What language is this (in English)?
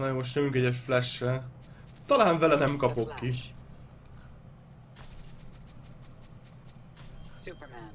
Hungarian